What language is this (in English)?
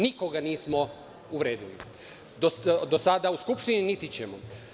Serbian